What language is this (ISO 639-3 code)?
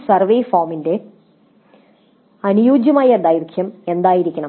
mal